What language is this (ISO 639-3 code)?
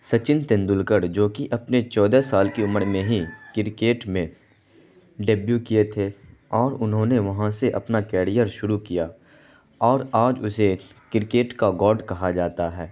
urd